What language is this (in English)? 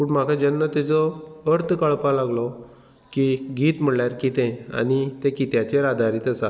Konkani